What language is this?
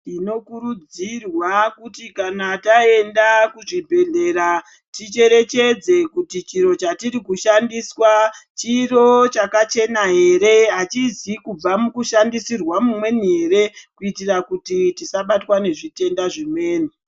Ndau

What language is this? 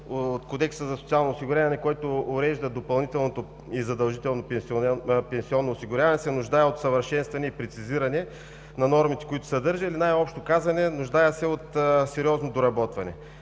Bulgarian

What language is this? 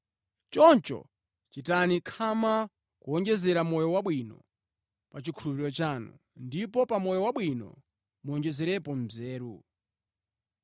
Nyanja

